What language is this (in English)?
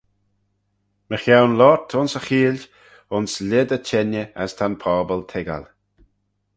Manx